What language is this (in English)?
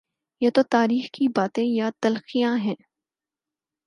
Urdu